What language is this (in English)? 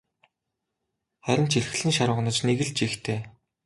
Mongolian